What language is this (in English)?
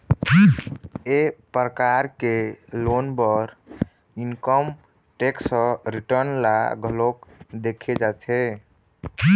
Chhattisgarhi